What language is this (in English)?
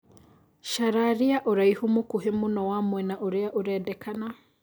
Kikuyu